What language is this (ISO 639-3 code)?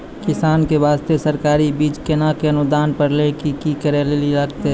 mai